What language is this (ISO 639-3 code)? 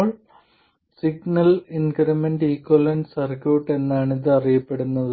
mal